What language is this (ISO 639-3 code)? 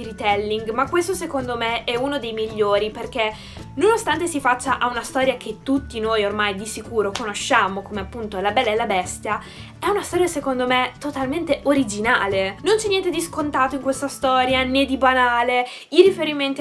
ita